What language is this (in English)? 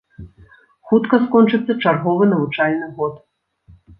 Belarusian